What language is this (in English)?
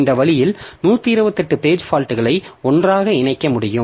Tamil